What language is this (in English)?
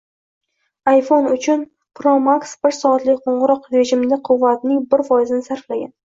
Uzbek